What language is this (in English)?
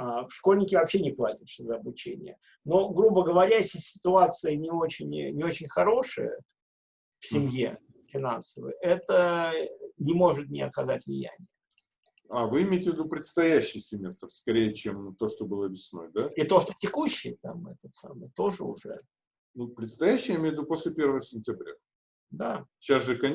Russian